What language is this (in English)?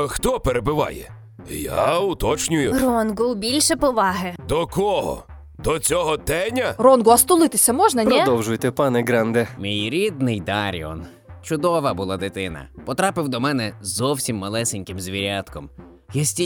Ukrainian